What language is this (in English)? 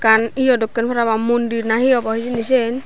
Chakma